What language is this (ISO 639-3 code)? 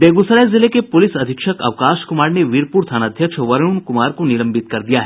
hin